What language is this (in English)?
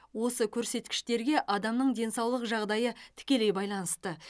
Kazakh